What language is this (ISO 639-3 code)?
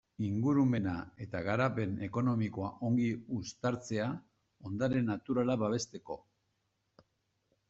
eus